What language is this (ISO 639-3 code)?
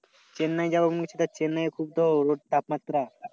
ben